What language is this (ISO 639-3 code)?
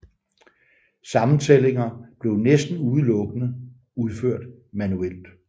dan